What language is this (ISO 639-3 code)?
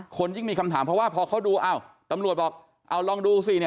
tha